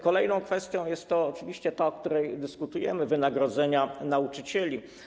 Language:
Polish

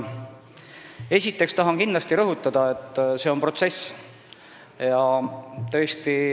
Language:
Estonian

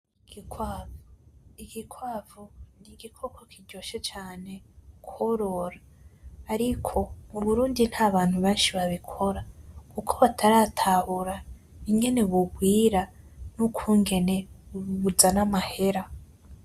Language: Rundi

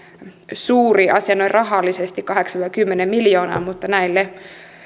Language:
Finnish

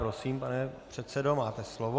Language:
Czech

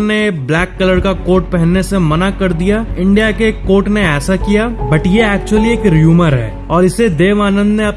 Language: Hindi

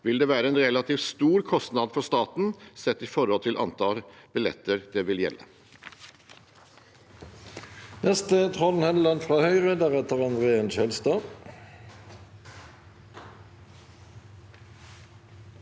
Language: Norwegian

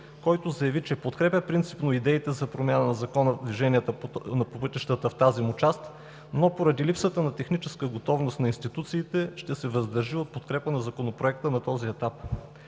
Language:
Bulgarian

